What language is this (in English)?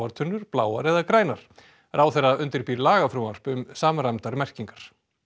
Icelandic